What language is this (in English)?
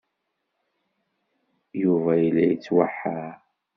Kabyle